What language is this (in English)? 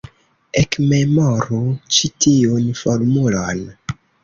Esperanto